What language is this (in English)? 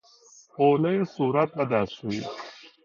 Persian